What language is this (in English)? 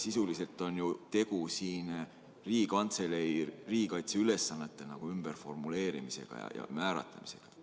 Estonian